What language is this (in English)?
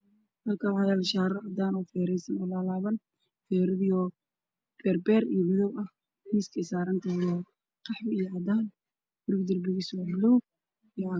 Somali